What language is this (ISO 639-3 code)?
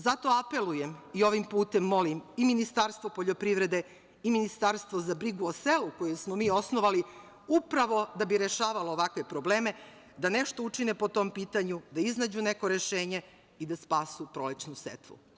srp